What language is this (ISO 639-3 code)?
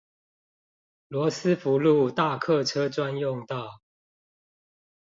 zho